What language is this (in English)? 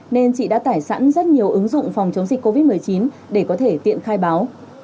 Vietnamese